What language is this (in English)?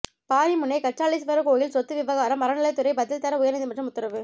Tamil